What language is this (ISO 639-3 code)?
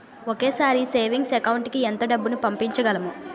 tel